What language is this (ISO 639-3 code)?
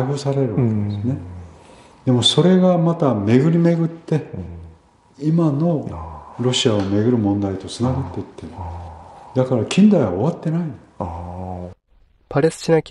jpn